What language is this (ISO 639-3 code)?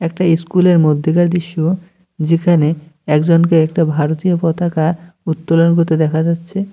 ben